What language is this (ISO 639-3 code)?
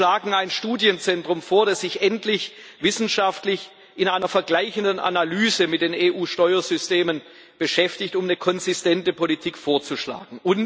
deu